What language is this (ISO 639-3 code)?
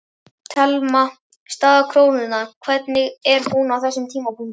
isl